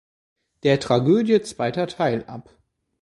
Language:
German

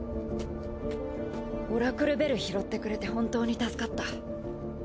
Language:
Japanese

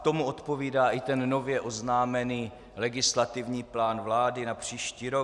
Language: Czech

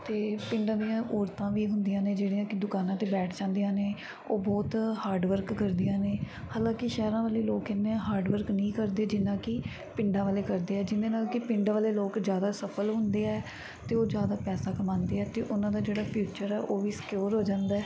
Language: Punjabi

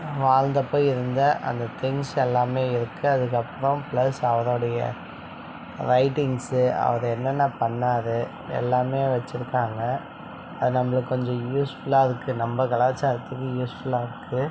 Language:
Tamil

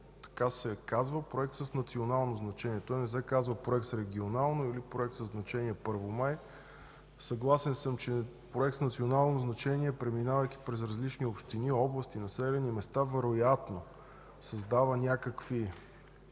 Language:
Bulgarian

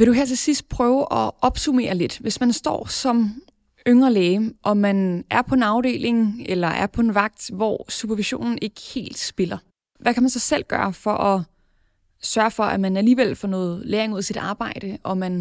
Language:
Danish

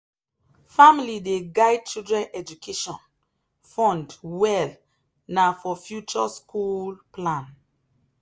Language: Nigerian Pidgin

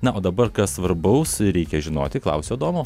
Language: Lithuanian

